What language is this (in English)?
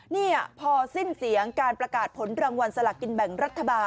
Thai